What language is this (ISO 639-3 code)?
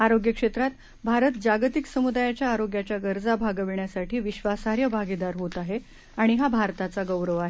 mar